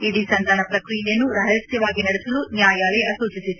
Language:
Kannada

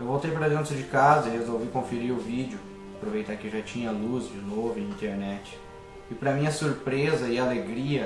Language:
Portuguese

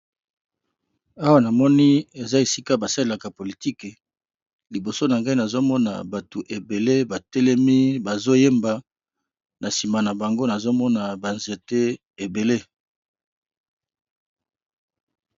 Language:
Lingala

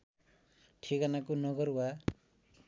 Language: Nepali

